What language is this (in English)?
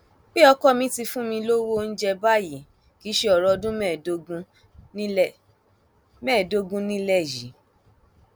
Yoruba